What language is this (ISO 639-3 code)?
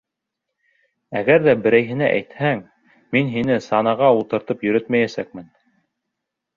bak